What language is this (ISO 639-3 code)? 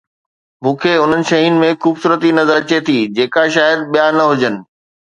snd